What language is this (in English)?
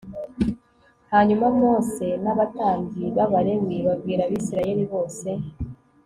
Kinyarwanda